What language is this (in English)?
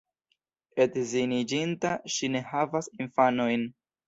Esperanto